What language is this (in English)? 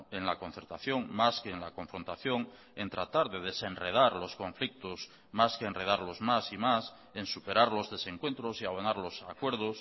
Spanish